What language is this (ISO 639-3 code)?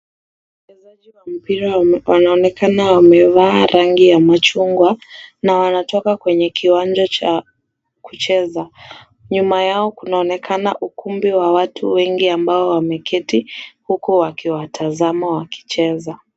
swa